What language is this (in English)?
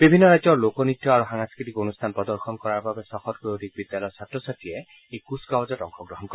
Assamese